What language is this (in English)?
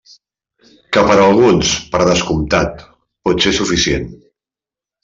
Catalan